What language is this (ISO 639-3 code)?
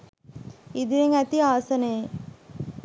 sin